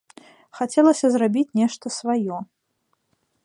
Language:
Belarusian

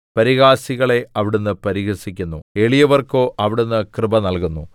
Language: Malayalam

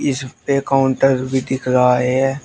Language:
Hindi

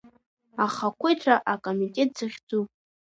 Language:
Abkhazian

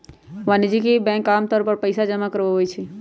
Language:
Magahi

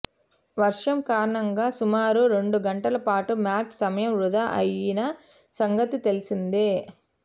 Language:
Telugu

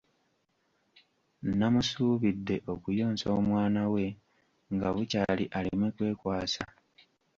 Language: Ganda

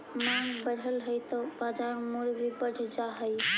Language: Magahi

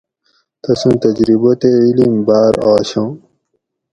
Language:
Gawri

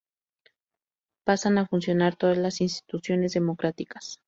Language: Spanish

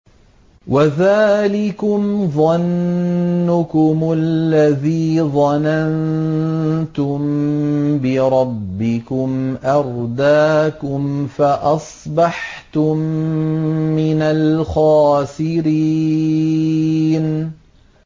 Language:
Arabic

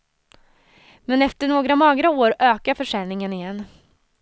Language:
Swedish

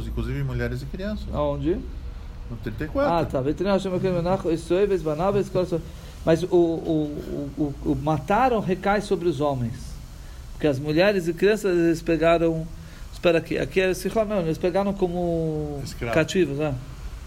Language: Portuguese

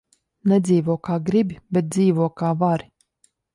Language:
Latvian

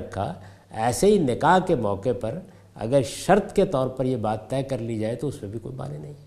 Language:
Urdu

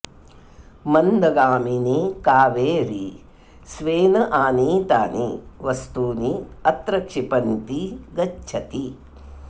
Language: Sanskrit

